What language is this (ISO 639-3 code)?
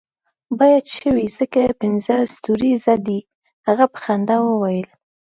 pus